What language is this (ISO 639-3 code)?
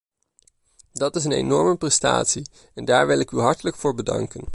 nld